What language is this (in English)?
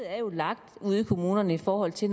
Danish